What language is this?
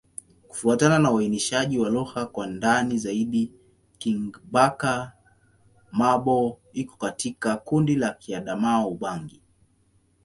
Swahili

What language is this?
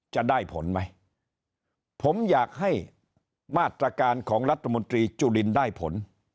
Thai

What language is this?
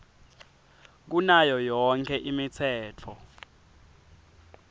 Swati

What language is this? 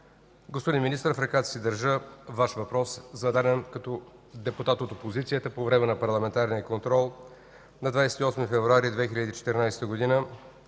Bulgarian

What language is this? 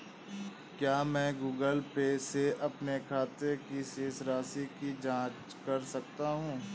Hindi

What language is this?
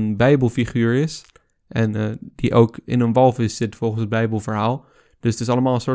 Dutch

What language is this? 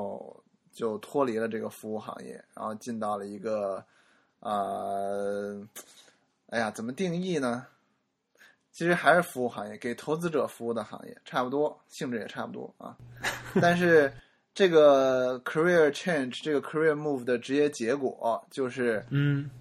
Chinese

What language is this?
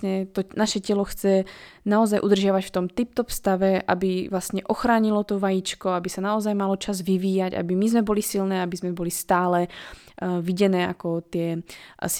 Slovak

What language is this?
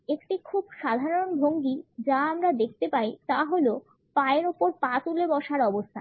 Bangla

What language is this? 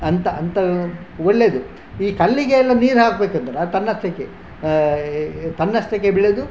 Kannada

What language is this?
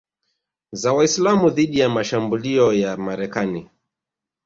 Swahili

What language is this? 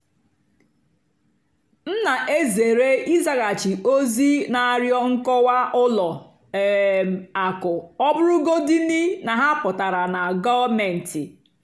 Igbo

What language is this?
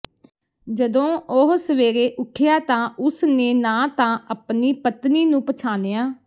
Punjabi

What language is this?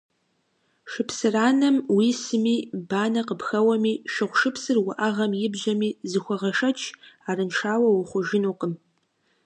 Kabardian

